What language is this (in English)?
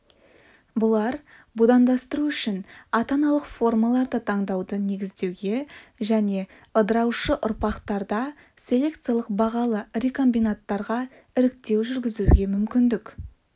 Kazakh